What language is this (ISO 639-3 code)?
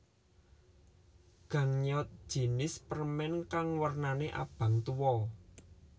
jav